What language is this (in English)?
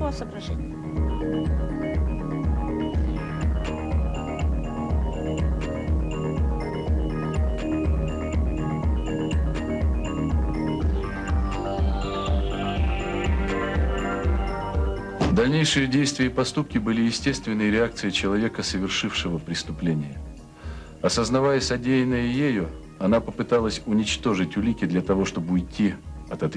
Russian